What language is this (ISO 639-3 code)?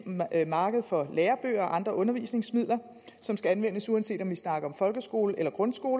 dan